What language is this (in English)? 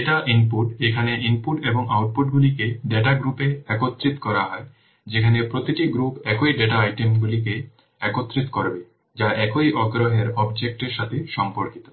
Bangla